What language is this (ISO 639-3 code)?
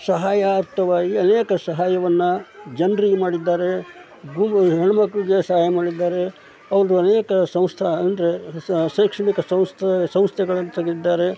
kan